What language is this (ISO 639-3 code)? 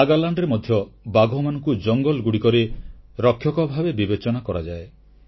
ori